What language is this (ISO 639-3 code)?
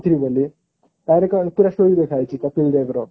ori